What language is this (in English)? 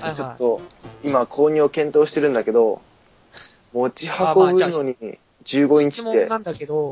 Japanese